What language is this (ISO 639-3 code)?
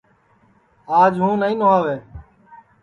ssi